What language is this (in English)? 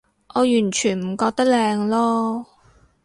Cantonese